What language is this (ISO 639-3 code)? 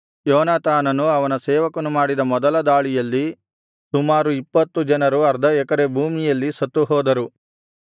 kan